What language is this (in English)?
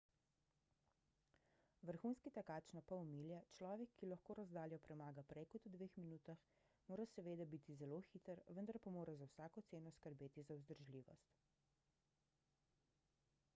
Slovenian